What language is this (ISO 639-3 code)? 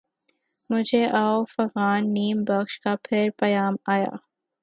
urd